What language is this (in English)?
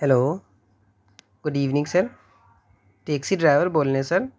Urdu